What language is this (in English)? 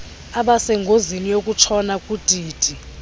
Xhosa